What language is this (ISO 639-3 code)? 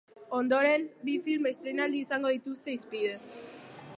eus